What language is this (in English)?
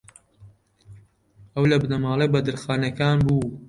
Central Kurdish